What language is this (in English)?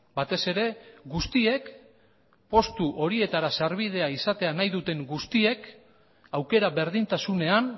Basque